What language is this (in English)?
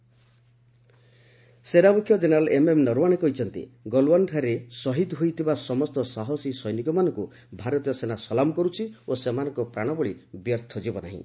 Odia